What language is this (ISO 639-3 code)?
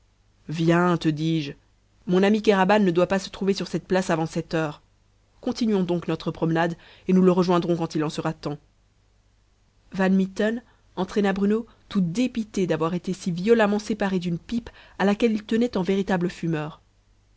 fra